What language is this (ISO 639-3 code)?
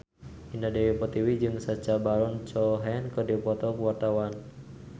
sun